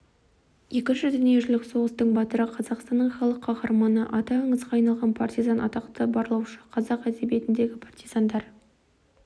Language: Kazakh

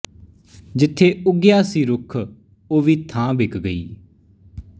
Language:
Punjabi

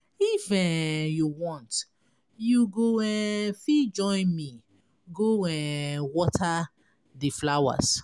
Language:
Nigerian Pidgin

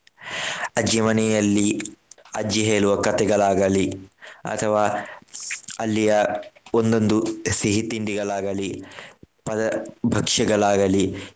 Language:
Kannada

